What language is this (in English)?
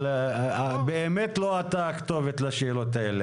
Hebrew